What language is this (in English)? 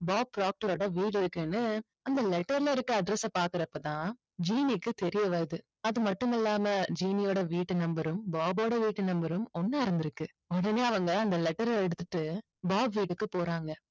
Tamil